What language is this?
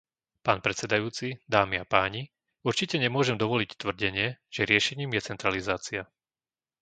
Slovak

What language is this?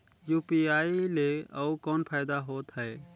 Chhattisgarhi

